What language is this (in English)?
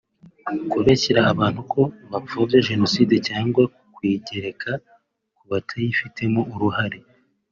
Kinyarwanda